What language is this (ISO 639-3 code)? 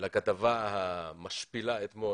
heb